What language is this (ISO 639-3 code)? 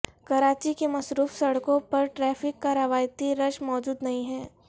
urd